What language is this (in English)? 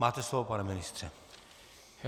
Czech